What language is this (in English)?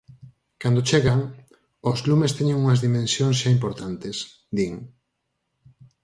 Galician